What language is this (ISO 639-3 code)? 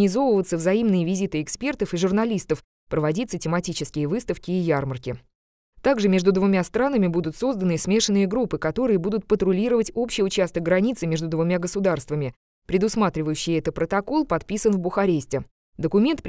rus